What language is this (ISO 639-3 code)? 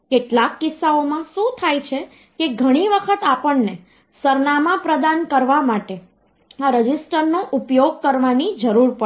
guj